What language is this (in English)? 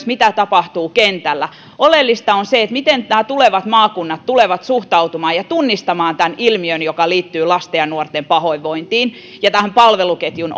Finnish